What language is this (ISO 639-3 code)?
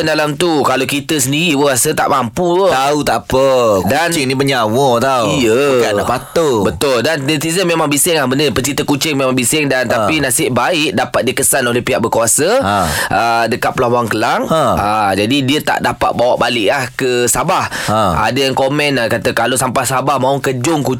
msa